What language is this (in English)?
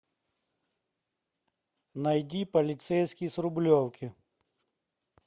Russian